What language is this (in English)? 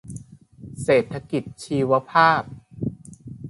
Thai